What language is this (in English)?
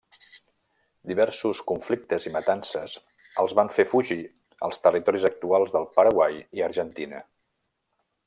Catalan